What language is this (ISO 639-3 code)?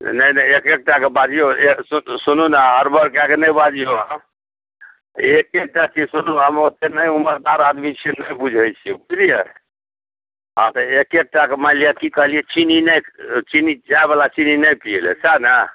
mai